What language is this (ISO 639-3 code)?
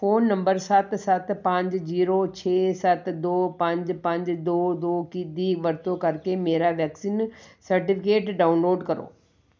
pan